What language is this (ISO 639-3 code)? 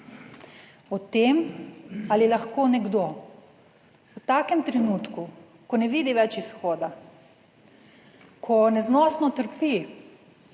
slv